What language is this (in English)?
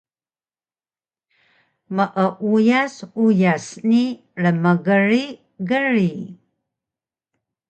Taroko